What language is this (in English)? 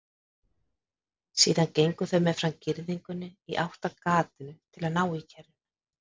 Icelandic